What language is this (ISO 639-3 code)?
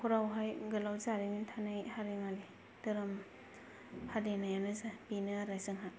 brx